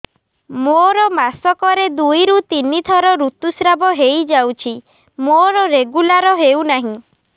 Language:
Odia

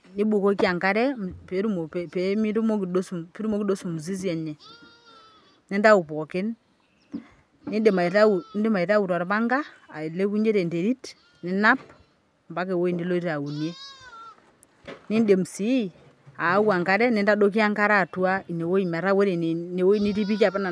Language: Masai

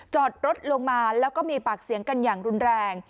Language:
Thai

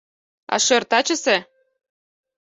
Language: Mari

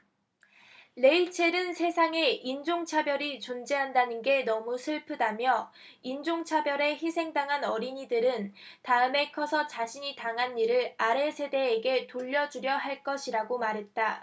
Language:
Korean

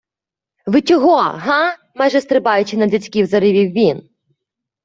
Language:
Ukrainian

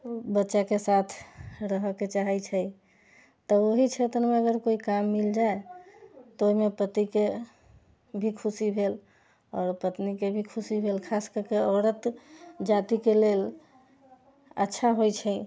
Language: Maithili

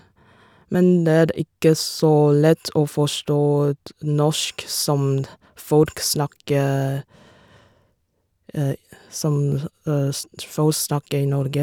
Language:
Norwegian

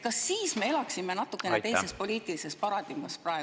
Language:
Estonian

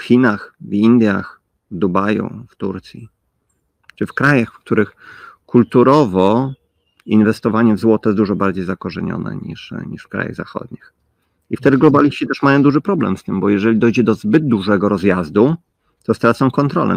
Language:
Polish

